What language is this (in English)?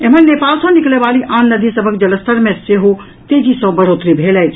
Maithili